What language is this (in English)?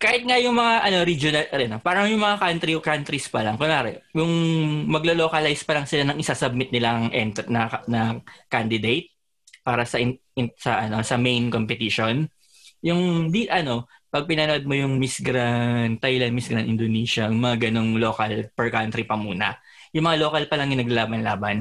Filipino